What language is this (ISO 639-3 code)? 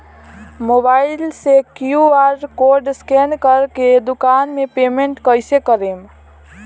bho